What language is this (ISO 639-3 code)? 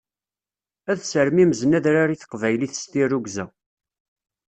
kab